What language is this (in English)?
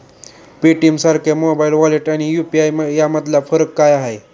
Marathi